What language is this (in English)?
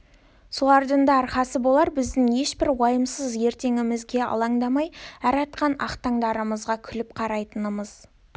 Kazakh